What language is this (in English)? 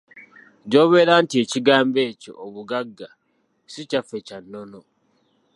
Ganda